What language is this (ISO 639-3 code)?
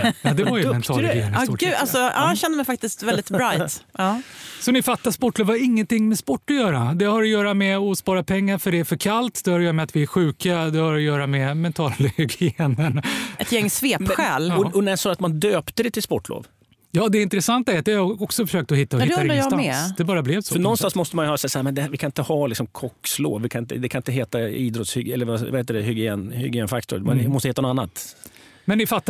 swe